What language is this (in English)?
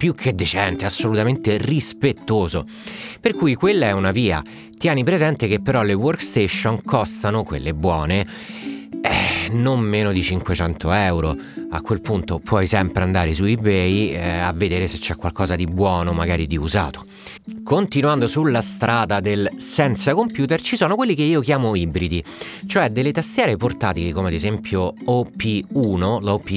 Italian